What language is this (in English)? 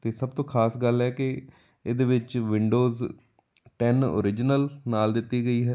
Punjabi